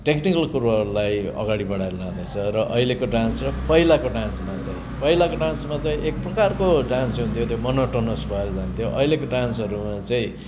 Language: Nepali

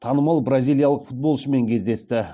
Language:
Kazakh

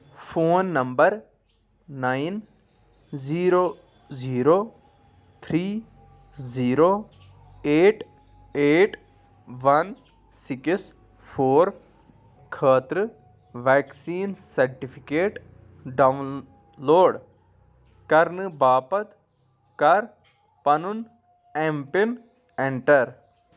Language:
Kashmiri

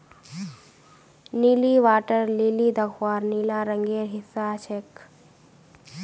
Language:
Magahi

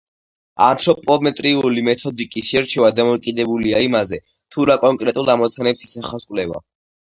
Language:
Georgian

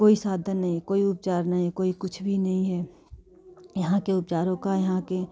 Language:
Hindi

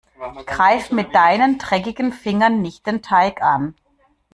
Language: German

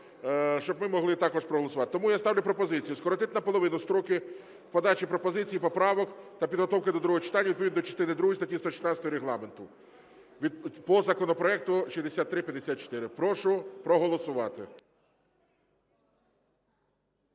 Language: Ukrainian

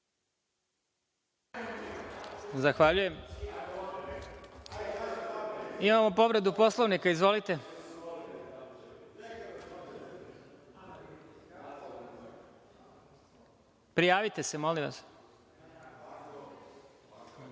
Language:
Serbian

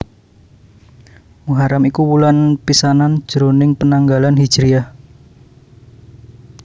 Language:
Javanese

